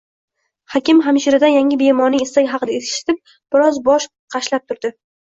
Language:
Uzbek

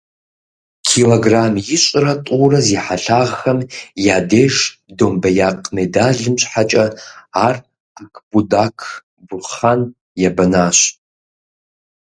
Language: Kabardian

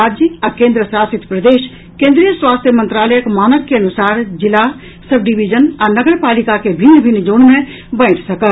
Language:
Maithili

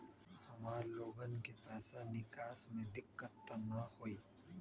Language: Magahi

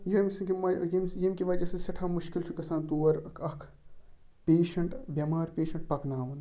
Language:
Kashmiri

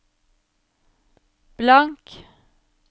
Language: Norwegian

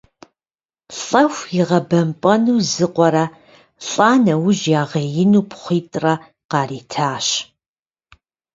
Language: Kabardian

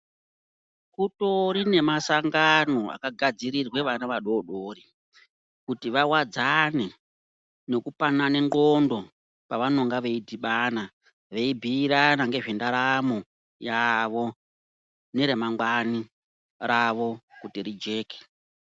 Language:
Ndau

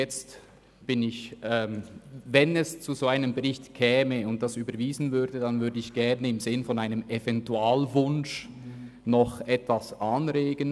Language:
Swiss German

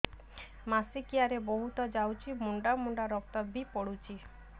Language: Odia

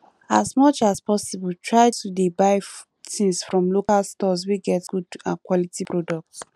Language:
Nigerian Pidgin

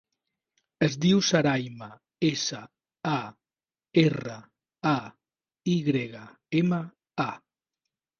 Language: Catalan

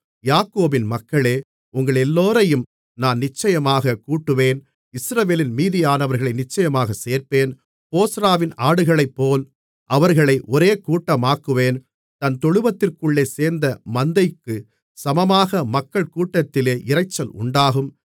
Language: Tamil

